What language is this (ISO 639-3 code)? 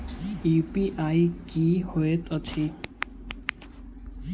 mai